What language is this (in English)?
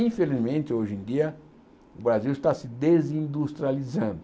Portuguese